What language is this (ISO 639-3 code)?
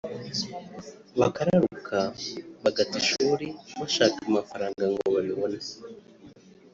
kin